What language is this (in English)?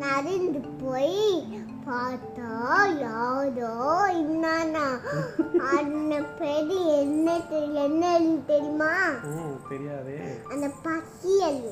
Tamil